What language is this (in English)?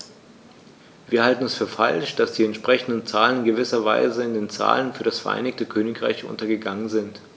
German